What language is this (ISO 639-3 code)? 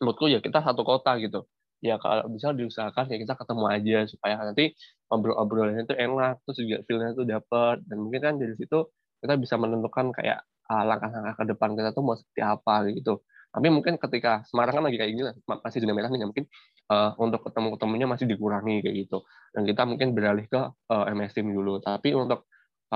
ind